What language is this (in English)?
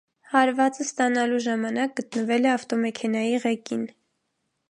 Armenian